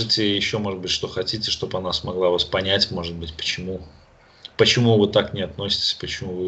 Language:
Russian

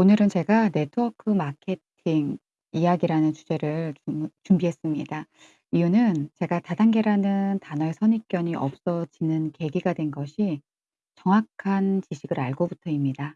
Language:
Korean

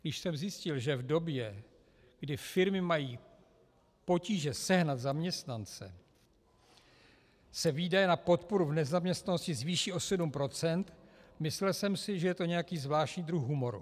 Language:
Czech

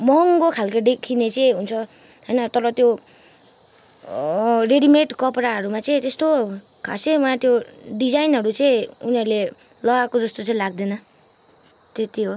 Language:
Nepali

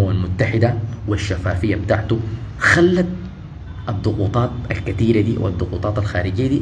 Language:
Arabic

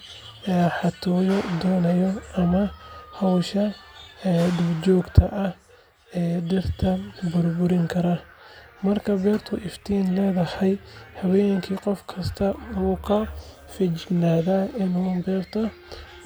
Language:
Somali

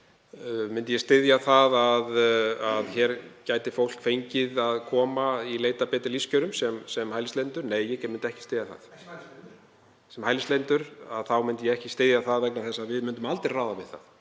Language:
Icelandic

